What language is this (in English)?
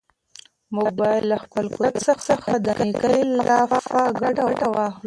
Pashto